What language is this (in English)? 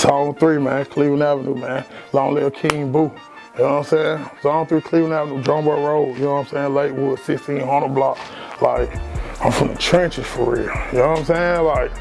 English